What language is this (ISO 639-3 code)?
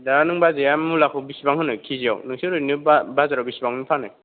brx